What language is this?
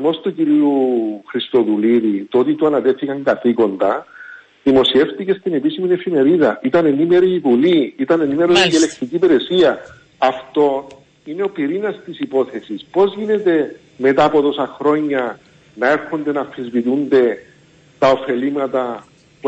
Greek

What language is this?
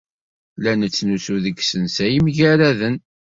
Kabyle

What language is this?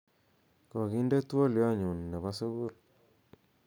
Kalenjin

